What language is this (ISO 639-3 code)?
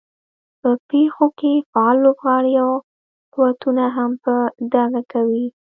pus